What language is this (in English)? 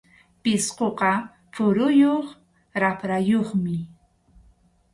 Arequipa-La Unión Quechua